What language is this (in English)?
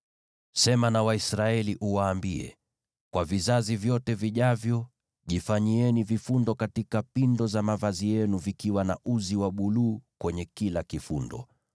Swahili